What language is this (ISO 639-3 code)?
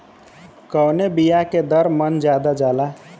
bho